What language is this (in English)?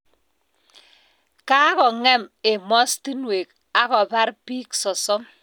Kalenjin